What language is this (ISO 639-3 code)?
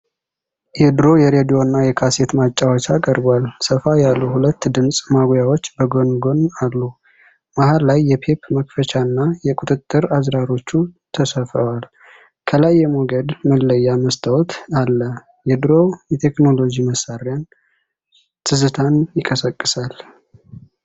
amh